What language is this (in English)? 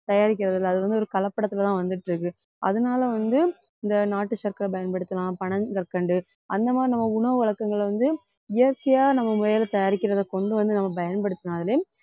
Tamil